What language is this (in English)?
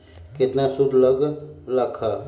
Magahi